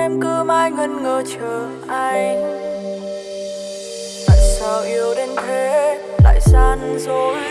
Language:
Vietnamese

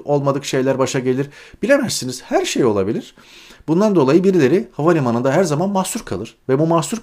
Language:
Turkish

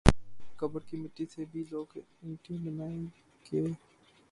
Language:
Urdu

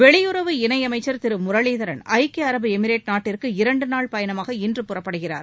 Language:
Tamil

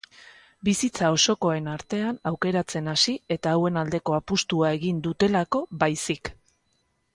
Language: Basque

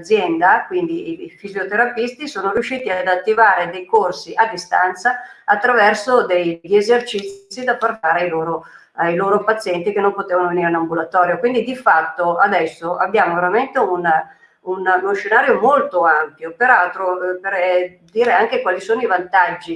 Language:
Italian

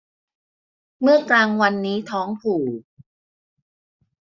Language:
Thai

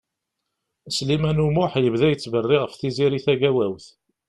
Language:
Kabyle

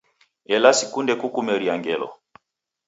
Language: Taita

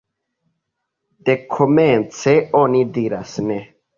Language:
Esperanto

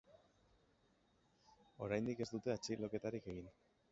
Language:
Basque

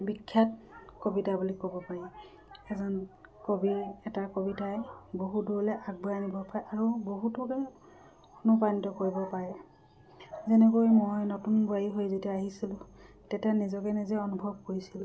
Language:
Assamese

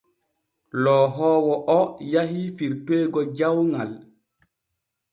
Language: Borgu Fulfulde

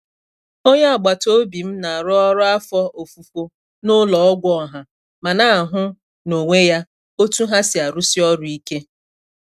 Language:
Igbo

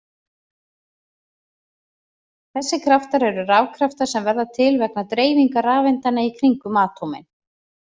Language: Icelandic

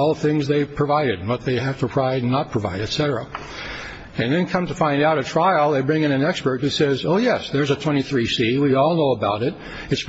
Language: English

